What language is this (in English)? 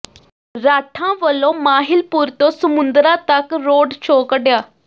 Punjabi